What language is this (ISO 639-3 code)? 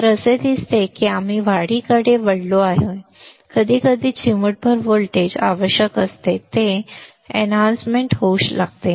mar